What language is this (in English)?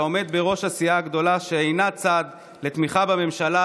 Hebrew